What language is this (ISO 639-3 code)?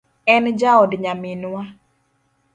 luo